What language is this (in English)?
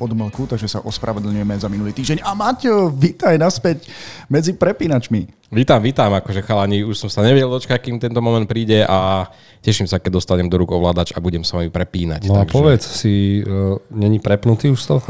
Slovak